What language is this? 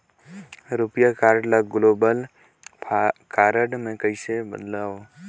Chhattisgarhi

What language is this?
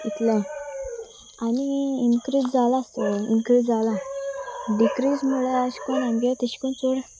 Konkani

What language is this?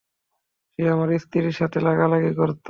Bangla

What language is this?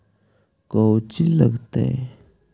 Magahi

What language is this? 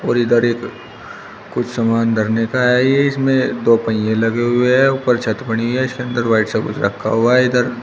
Hindi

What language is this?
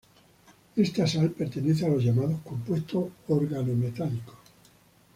Spanish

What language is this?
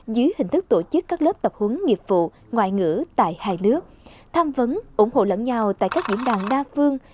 Vietnamese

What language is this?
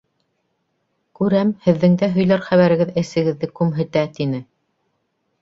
Bashkir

